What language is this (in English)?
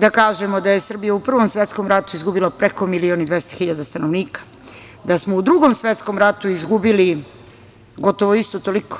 Serbian